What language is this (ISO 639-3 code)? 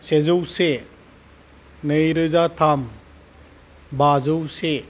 brx